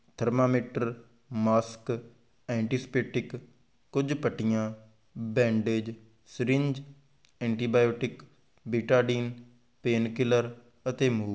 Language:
Punjabi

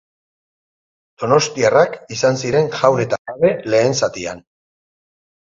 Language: Basque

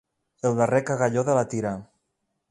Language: Catalan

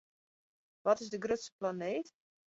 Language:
Western Frisian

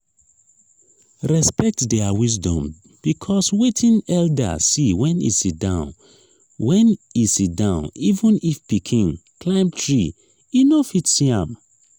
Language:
Nigerian Pidgin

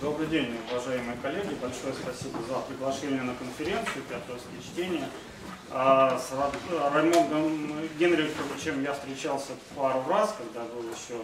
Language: Russian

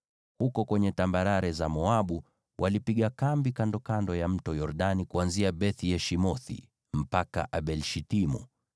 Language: Swahili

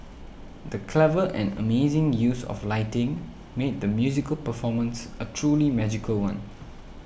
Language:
English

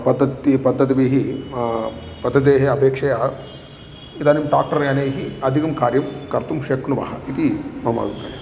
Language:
Sanskrit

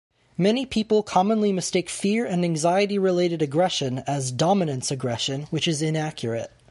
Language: English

